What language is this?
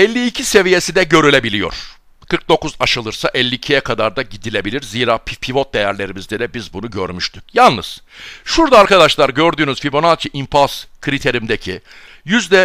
Turkish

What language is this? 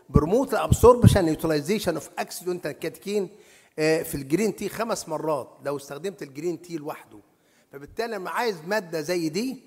Arabic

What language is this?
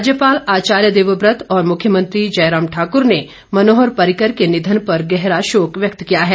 Hindi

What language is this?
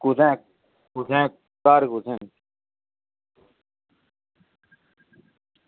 Dogri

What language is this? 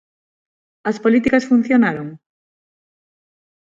Galician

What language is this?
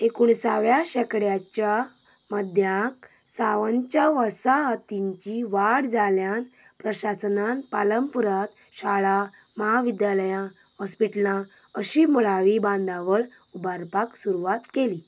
Konkani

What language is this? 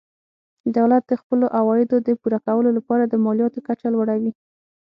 Pashto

